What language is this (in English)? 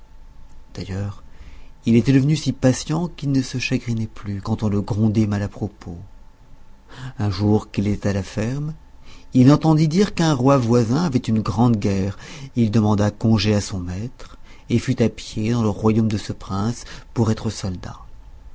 French